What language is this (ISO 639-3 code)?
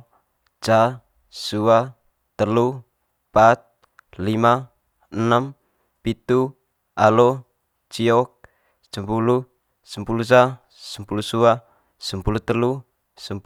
mqy